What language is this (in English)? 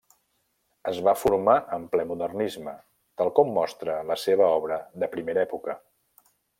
Catalan